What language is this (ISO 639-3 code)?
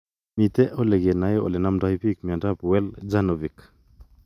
kln